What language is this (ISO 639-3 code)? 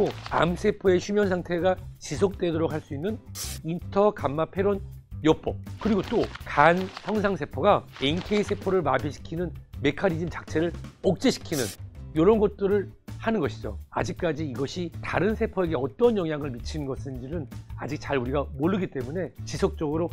kor